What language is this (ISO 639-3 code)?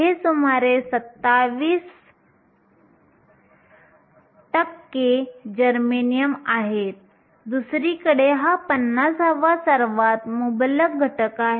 mar